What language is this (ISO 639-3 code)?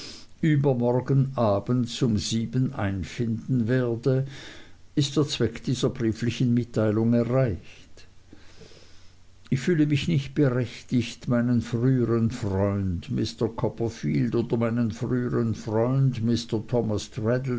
deu